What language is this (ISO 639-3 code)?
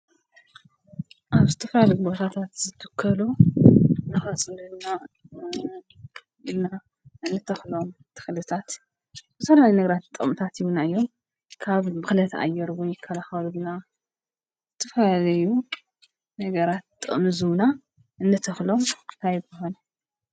tir